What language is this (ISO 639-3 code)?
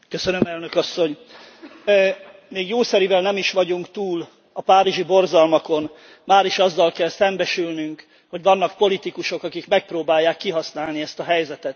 hun